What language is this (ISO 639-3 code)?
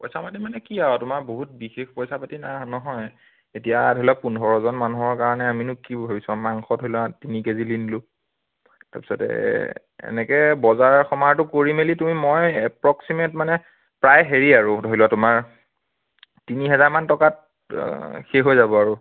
asm